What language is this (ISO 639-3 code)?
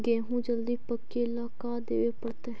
mag